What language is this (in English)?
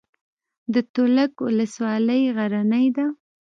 Pashto